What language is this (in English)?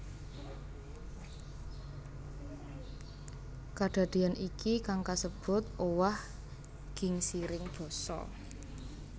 Javanese